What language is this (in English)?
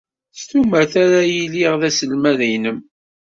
Kabyle